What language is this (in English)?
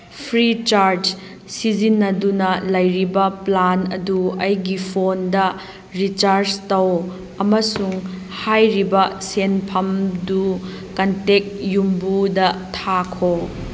Manipuri